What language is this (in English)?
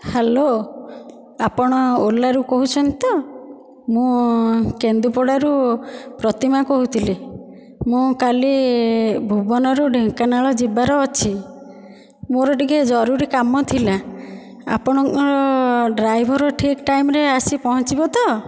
Odia